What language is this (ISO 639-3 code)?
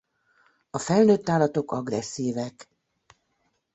hun